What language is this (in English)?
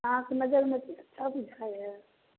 Maithili